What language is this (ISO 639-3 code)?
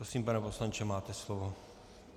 ces